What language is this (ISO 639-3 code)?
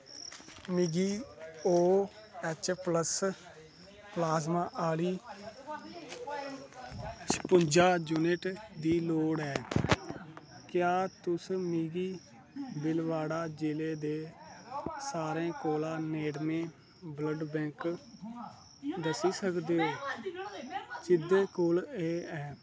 doi